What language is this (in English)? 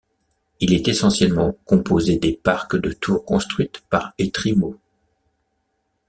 French